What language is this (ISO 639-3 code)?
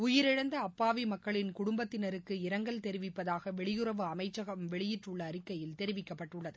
tam